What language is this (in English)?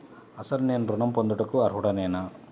Telugu